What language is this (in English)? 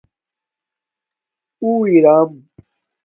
Domaaki